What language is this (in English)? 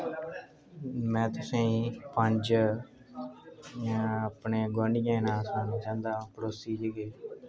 Dogri